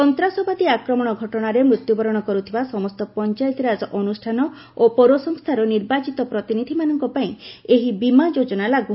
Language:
Odia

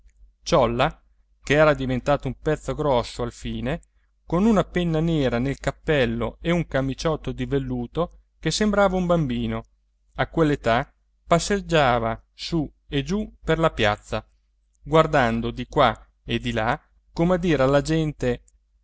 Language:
Italian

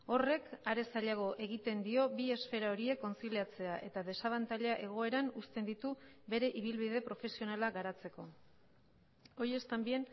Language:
Basque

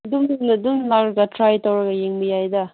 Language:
Manipuri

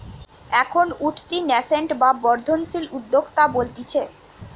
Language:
Bangla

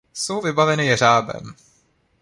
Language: Czech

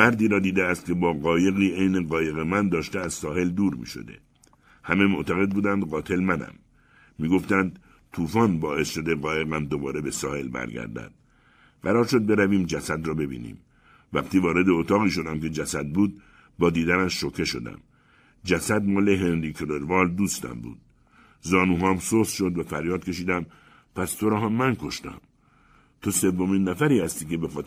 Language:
Persian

